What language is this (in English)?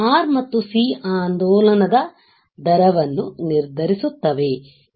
Kannada